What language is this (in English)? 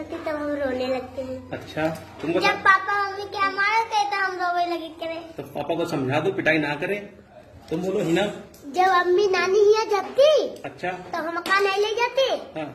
Hindi